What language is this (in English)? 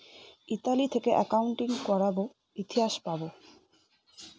Bangla